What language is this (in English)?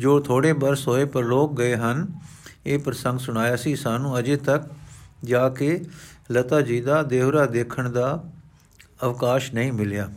Punjabi